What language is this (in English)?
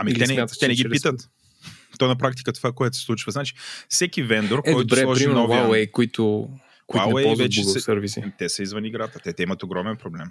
Bulgarian